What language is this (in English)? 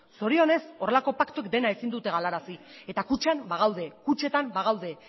Basque